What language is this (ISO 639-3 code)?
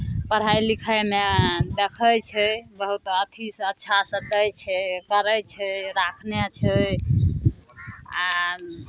mai